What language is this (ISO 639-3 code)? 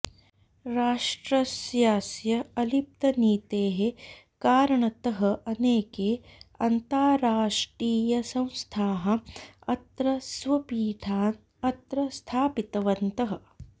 san